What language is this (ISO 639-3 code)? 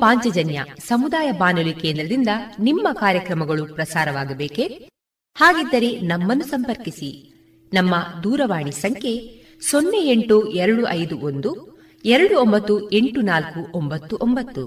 kan